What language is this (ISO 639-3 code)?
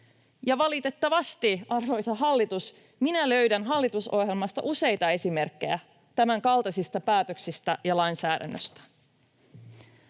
fin